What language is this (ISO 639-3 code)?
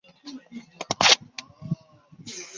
zho